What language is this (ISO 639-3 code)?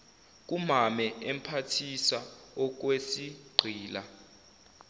zul